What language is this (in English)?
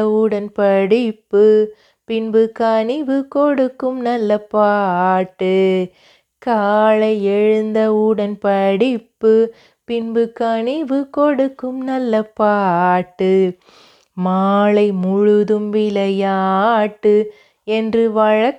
Tamil